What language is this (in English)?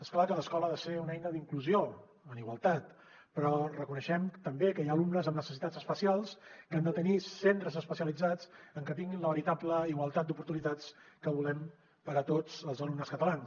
Catalan